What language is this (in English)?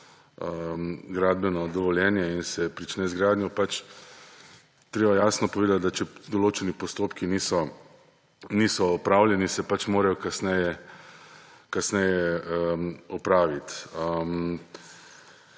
Slovenian